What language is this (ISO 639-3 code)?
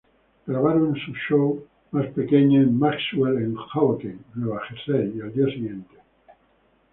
spa